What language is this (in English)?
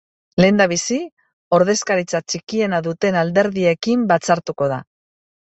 Basque